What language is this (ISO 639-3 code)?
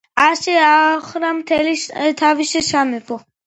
kat